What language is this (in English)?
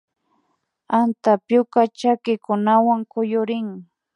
Imbabura Highland Quichua